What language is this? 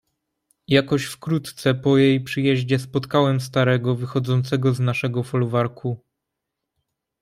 Polish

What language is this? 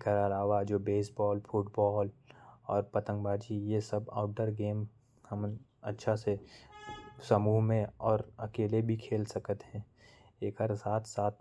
Korwa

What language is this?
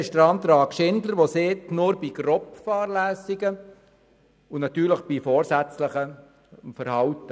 Swiss German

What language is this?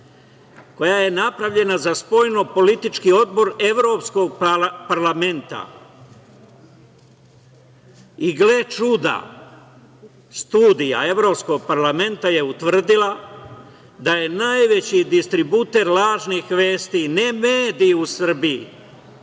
Serbian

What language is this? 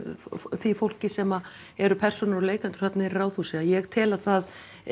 Icelandic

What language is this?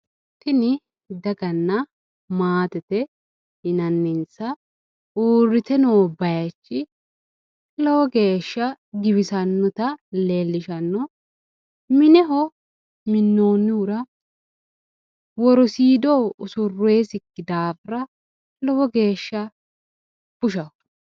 Sidamo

